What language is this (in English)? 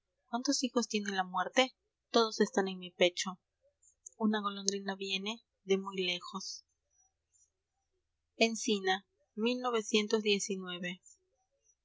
Spanish